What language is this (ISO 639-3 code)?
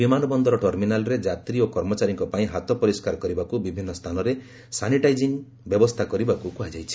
ori